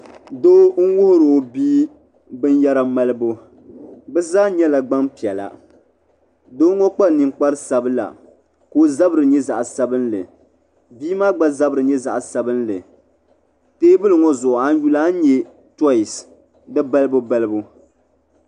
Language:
Dagbani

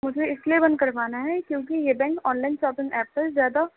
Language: Urdu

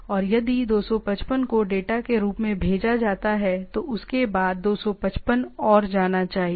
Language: Hindi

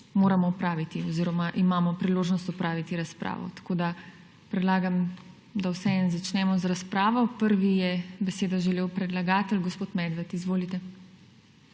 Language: Slovenian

